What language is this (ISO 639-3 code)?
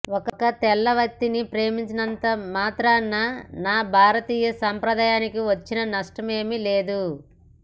tel